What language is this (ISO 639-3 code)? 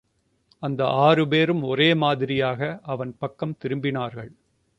tam